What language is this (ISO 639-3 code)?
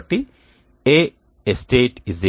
tel